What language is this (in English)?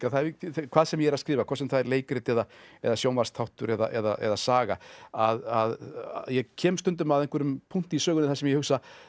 Icelandic